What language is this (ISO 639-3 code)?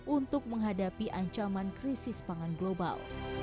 ind